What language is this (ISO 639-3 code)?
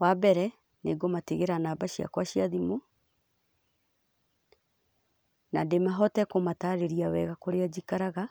kik